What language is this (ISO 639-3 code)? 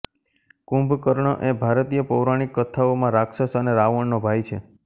guj